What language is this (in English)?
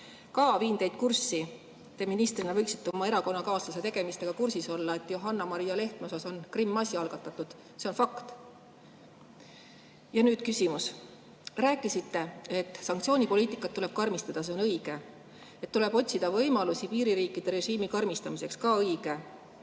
Estonian